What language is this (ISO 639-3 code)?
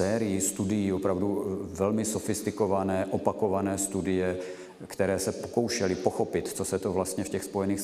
ces